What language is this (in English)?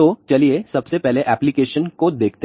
Hindi